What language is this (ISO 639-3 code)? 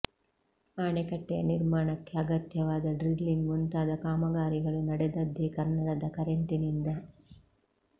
kan